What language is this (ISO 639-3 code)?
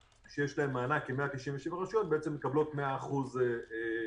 heb